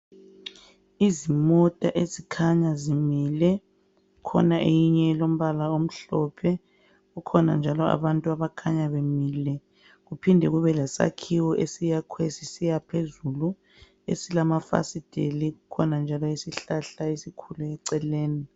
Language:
North Ndebele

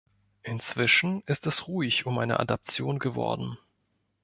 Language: German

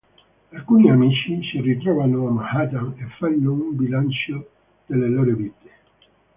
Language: Italian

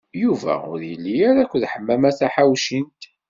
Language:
Kabyle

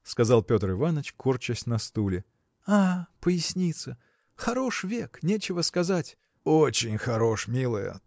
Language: Russian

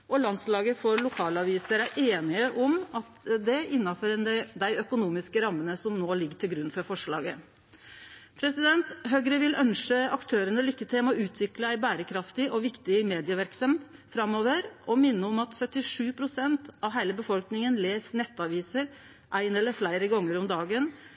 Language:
Norwegian Nynorsk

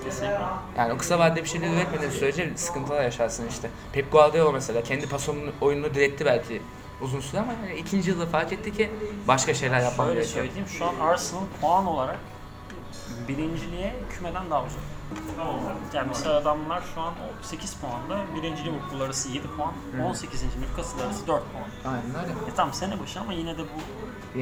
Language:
Turkish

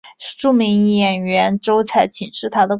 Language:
Chinese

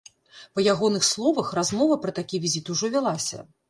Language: Belarusian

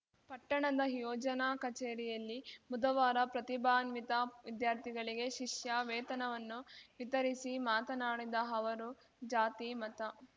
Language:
Kannada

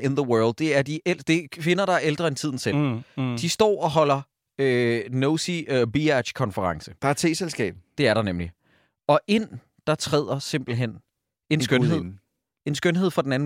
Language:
Danish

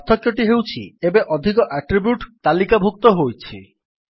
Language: Odia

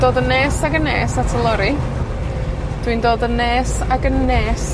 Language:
Welsh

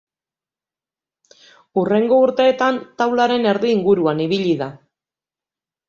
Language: Basque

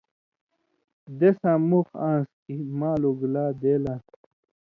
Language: Indus Kohistani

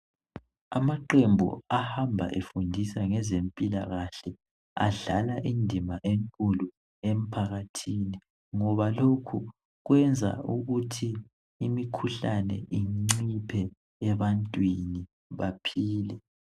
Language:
North Ndebele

